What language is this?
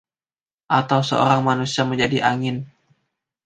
Indonesian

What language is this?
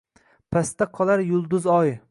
Uzbek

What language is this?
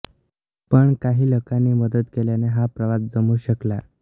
Marathi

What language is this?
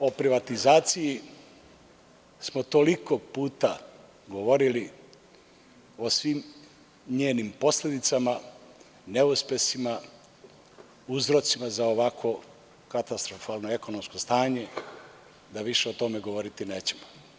Serbian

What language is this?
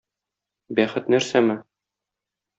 Tatar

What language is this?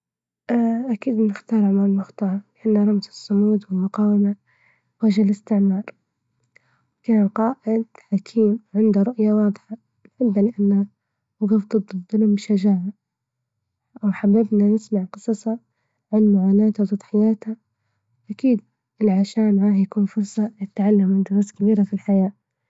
Libyan Arabic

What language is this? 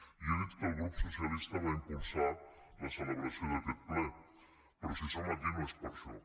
Catalan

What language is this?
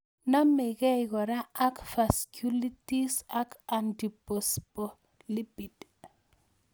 Kalenjin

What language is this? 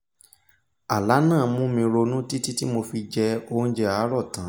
Yoruba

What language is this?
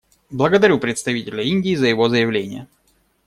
Russian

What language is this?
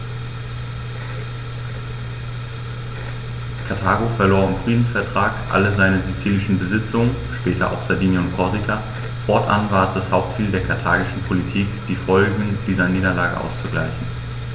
German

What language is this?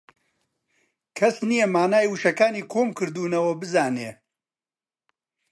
Central Kurdish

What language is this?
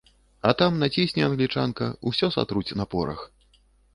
Belarusian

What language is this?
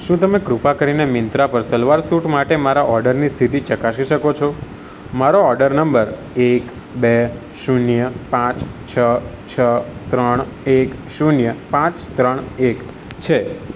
Gujarati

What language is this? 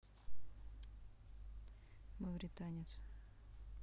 Russian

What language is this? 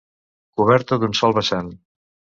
Catalan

